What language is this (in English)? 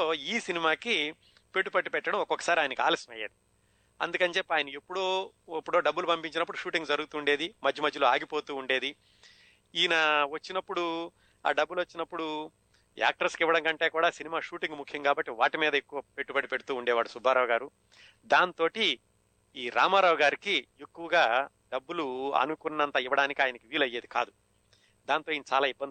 Telugu